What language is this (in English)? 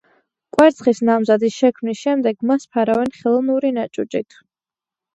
Georgian